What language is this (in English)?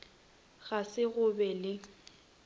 Northern Sotho